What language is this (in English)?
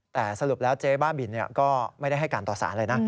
Thai